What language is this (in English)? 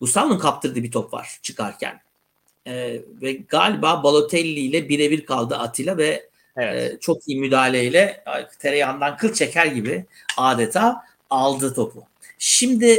Turkish